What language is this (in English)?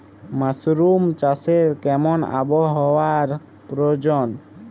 Bangla